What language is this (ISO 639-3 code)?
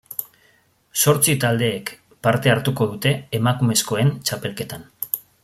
eus